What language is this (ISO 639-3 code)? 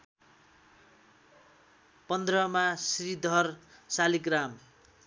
nep